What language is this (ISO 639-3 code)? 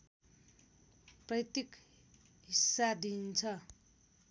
nep